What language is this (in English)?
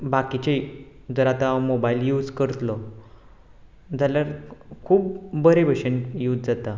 Konkani